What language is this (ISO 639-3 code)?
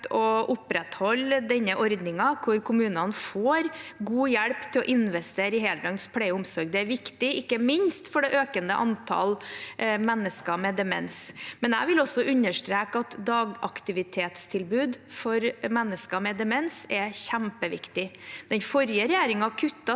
nor